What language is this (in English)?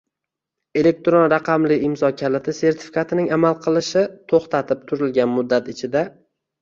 Uzbek